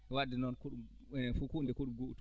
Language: Fula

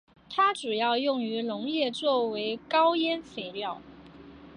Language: Chinese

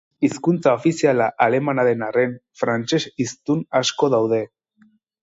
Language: Basque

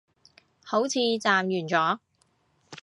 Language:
Cantonese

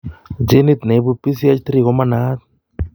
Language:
Kalenjin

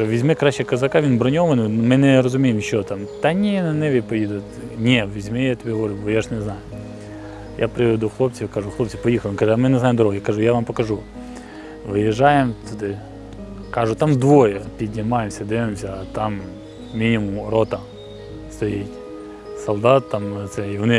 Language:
Ukrainian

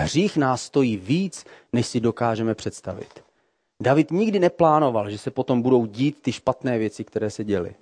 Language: Czech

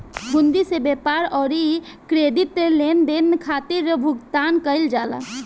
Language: Bhojpuri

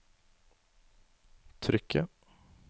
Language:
Norwegian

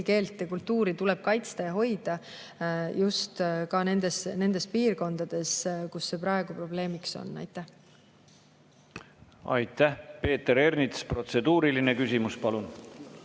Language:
Estonian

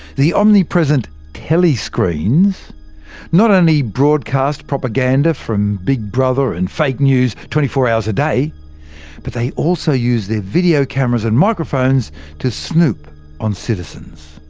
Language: English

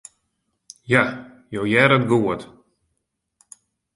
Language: Western Frisian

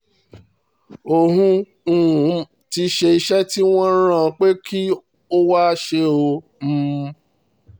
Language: Yoruba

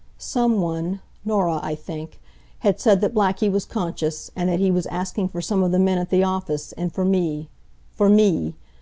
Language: English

